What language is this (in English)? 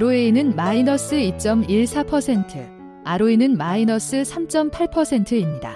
Korean